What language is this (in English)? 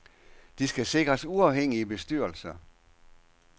Danish